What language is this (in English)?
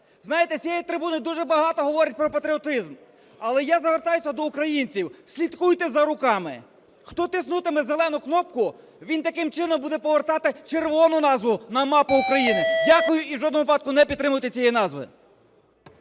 Ukrainian